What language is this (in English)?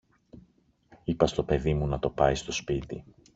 Greek